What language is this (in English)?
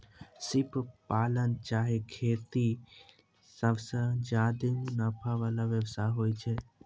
Maithili